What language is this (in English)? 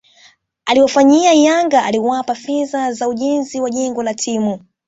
Swahili